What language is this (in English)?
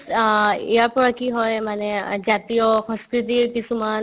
Assamese